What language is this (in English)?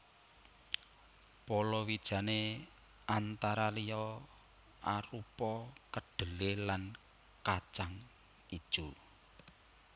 Javanese